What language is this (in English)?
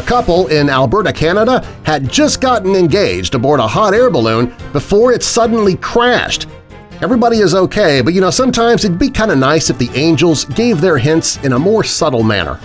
English